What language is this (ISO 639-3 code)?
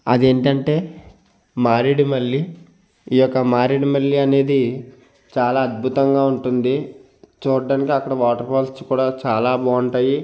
tel